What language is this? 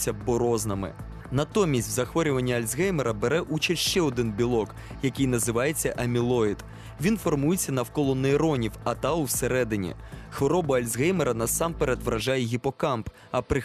Ukrainian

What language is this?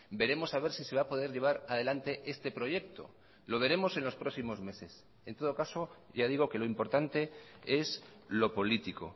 Spanish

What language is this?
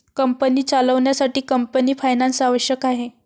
Marathi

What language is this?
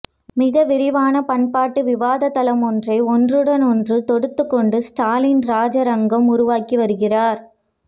Tamil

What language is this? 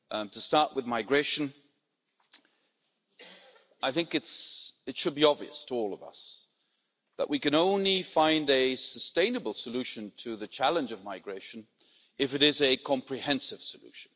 English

